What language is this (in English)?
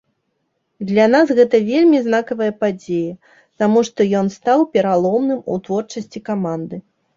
Belarusian